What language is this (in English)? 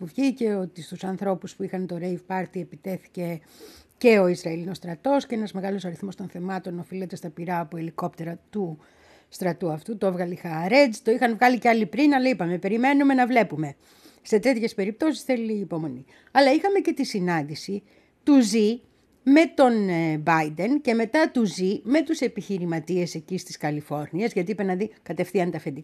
Greek